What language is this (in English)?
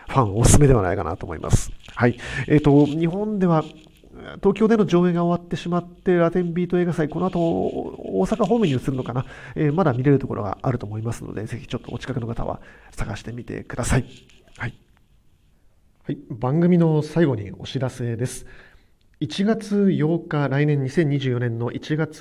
Japanese